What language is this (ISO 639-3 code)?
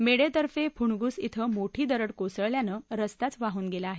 mar